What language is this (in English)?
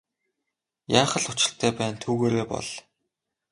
Mongolian